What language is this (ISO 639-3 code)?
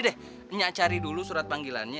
ind